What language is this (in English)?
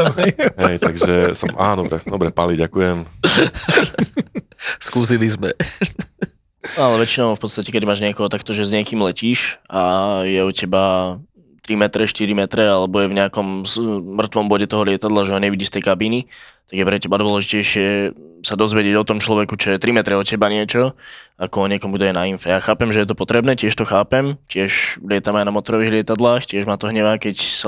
Slovak